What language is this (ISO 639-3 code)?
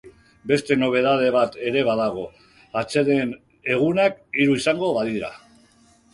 eus